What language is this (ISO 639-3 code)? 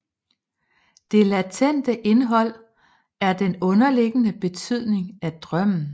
dan